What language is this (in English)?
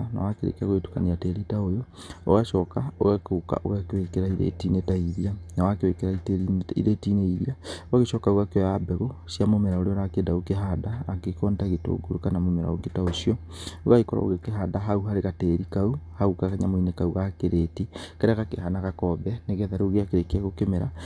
Kikuyu